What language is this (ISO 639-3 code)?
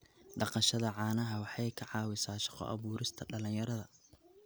som